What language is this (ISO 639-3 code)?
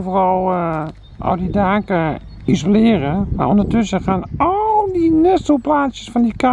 nld